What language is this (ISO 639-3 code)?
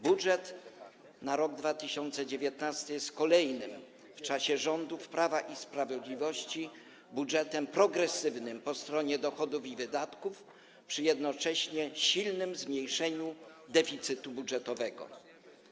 pol